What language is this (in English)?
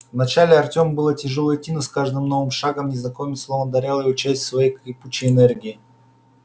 Russian